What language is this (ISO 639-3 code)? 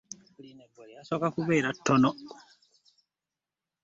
lug